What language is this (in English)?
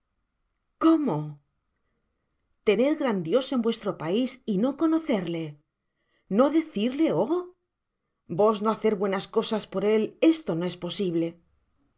Spanish